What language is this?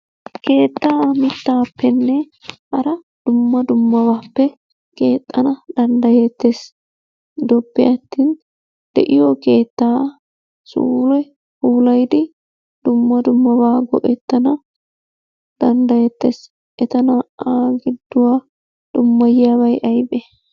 Wolaytta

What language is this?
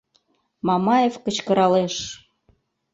Mari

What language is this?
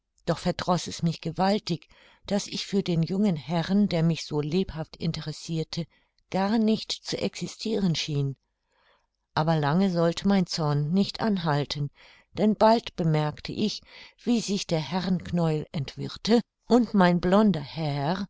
German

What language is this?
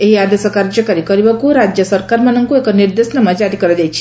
Odia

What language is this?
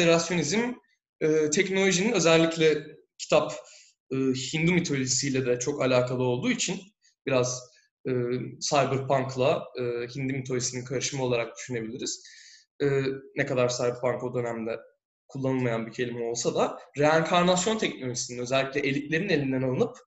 Turkish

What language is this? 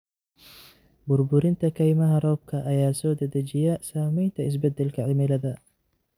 Somali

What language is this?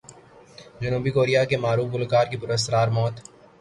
Urdu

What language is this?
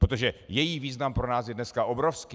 Czech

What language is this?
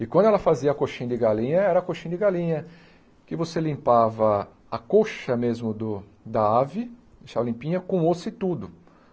Portuguese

